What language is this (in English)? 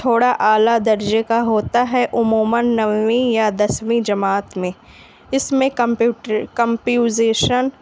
Urdu